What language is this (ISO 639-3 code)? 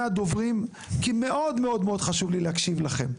heb